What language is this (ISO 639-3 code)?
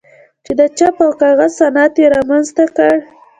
pus